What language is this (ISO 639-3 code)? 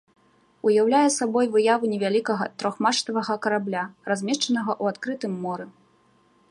bel